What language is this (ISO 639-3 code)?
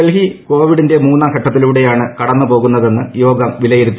mal